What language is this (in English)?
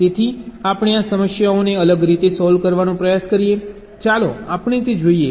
Gujarati